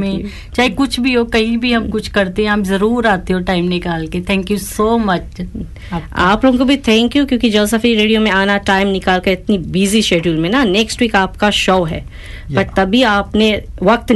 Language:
Hindi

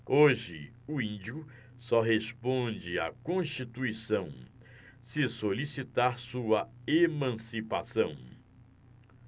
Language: Portuguese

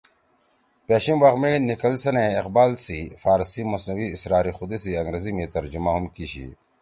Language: Torwali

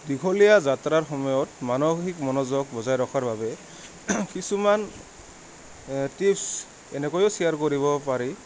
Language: Assamese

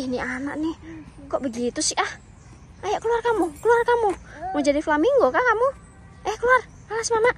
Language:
Indonesian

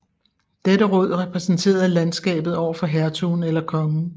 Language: Danish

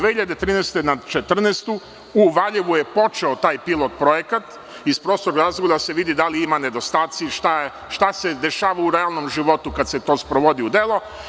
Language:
Serbian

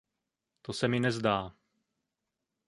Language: Czech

